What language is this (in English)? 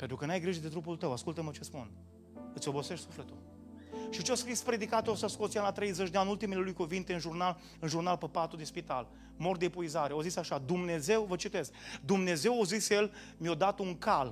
Romanian